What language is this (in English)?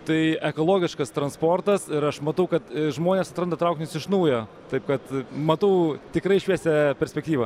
Lithuanian